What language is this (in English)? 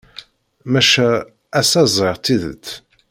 Kabyle